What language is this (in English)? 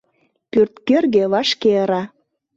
Mari